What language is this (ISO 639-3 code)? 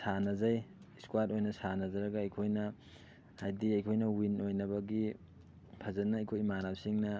mni